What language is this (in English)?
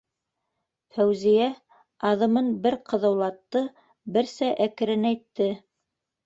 Bashkir